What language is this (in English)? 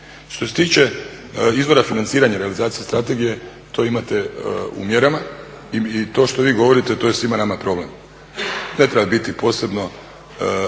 Croatian